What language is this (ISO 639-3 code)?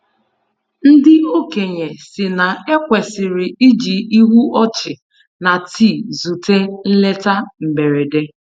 ibo